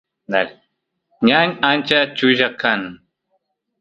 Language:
Santiago del Estero Quichua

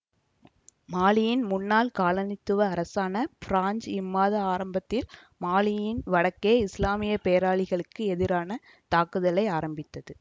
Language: Tamil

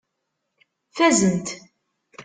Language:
Kabyle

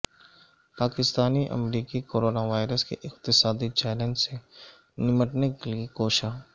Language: Urdu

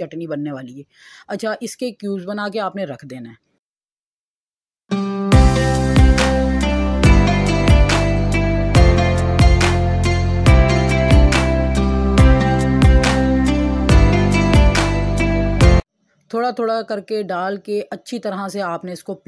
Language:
Hindi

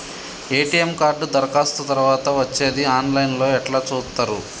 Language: Telugu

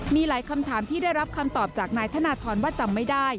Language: Thai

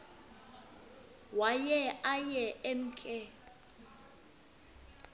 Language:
Xhosa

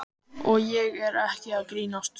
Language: Icelandic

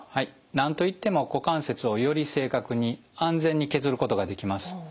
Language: Japanese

